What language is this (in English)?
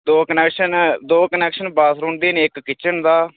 Dogri